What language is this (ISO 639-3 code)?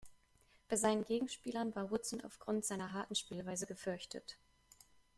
deu